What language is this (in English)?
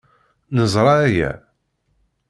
Kabyle